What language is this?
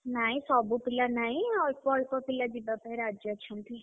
Odia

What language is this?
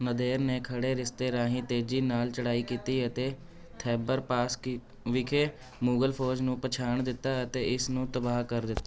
Punjabi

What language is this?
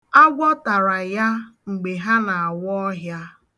Igbo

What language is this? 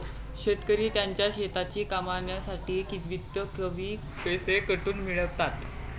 Marathi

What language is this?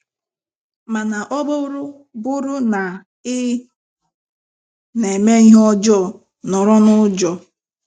Igbo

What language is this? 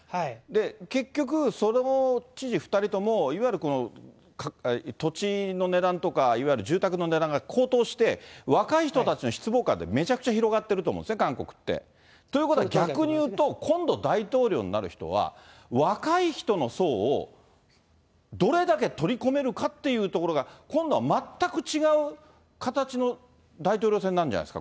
Japanese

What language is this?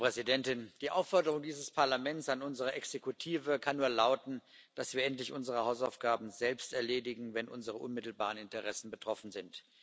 German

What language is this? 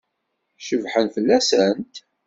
Kabyle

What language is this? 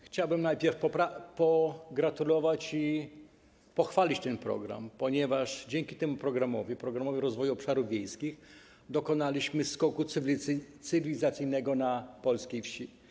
Polish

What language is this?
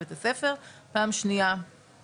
Hebrew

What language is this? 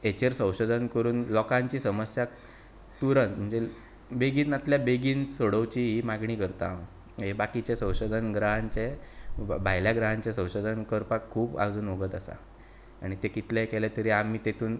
Konkani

